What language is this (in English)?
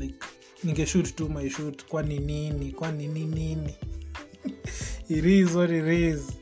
Swahili